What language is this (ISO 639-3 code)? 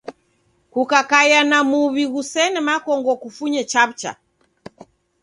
dav